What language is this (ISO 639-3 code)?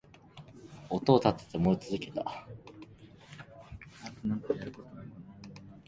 jpn